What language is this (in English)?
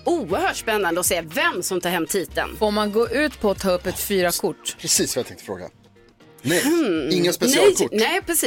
Swedish